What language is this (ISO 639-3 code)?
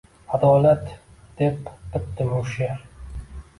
uzb